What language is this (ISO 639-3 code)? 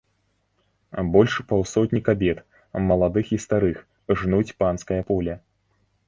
bel